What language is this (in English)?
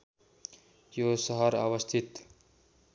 Nepali